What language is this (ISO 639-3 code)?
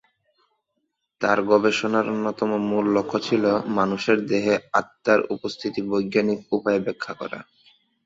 ben